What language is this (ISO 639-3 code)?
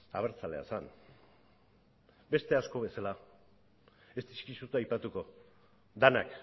eus